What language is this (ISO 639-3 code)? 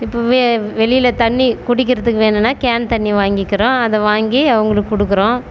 tam